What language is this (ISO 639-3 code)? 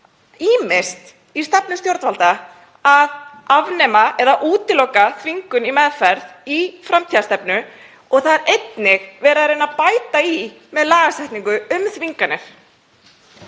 isl